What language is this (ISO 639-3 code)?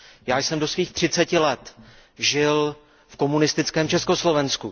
ces